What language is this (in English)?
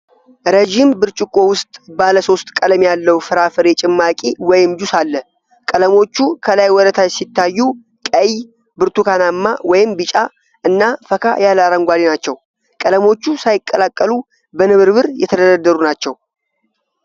Amharic